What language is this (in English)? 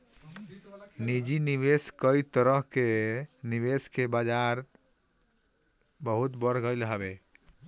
Bhojpuri